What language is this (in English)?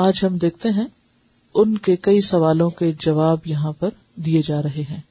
Urdu